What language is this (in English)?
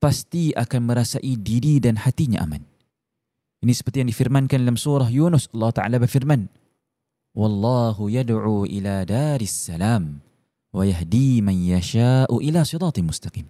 Malay